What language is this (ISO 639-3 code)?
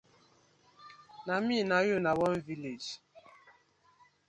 pcm